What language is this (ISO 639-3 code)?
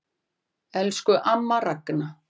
isl